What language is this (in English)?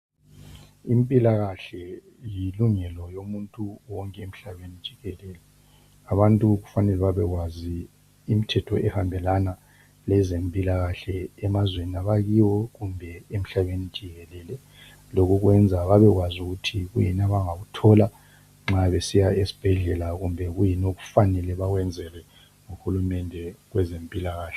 North Ndebele